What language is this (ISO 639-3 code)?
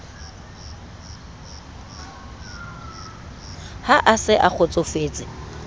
sot